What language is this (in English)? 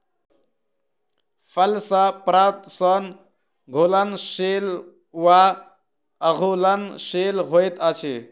Maithili